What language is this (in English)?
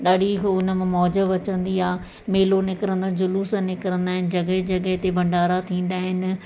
Sindhi